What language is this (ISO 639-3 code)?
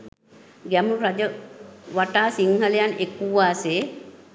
sin